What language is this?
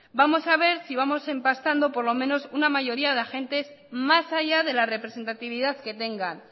Spanish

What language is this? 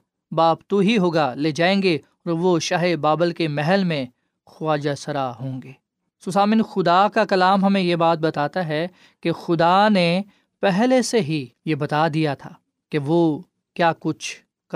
Urdu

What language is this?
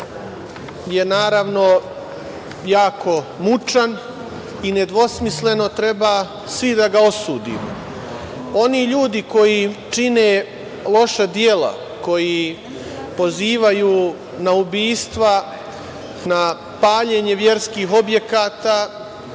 Serbian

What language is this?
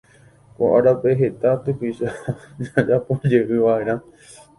Guarani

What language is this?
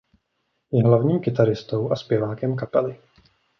Czech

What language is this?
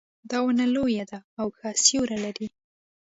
Pashto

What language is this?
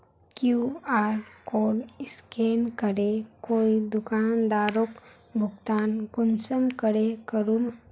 Magahi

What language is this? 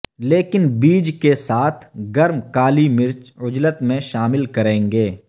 Urdu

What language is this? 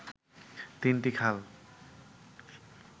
Bangla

